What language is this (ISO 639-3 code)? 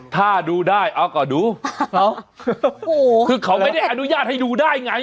tha